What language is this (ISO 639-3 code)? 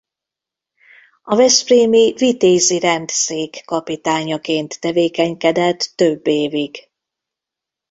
hun